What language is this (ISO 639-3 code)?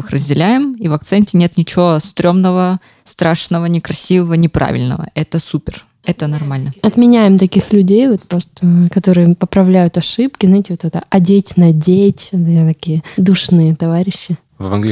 rus